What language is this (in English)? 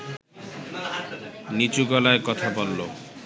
Bangla